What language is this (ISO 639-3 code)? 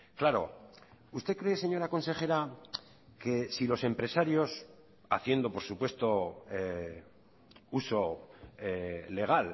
spa